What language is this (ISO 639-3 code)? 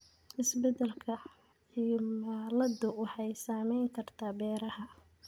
som